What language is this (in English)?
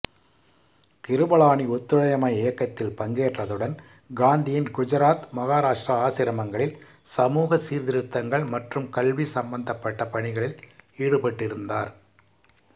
Tamil